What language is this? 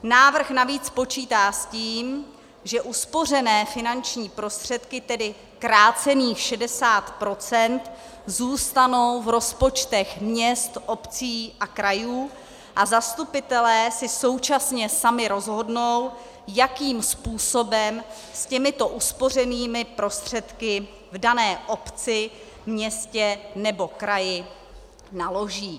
Czech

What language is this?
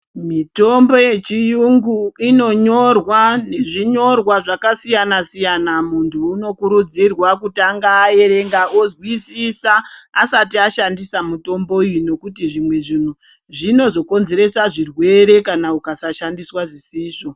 Ndau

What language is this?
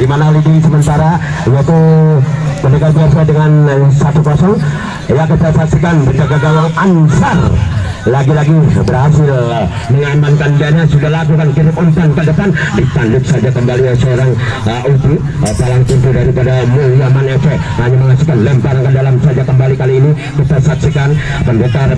Indonesian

